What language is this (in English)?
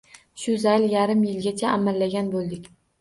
Uzbek